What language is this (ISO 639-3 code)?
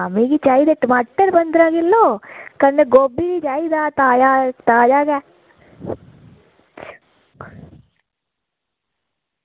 doi